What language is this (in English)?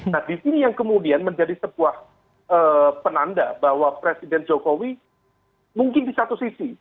Indonesian